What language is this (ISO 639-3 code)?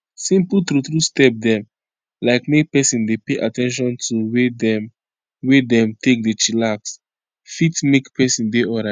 pcm